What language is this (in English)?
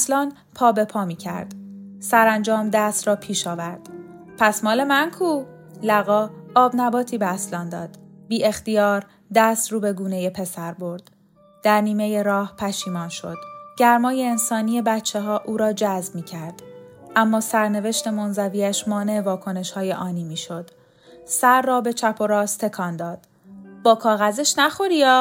Persian